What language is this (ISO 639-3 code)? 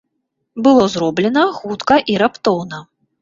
bel